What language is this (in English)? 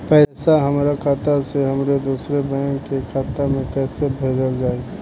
Bhojpuri